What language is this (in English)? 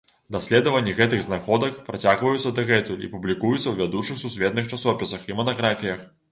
Belarusian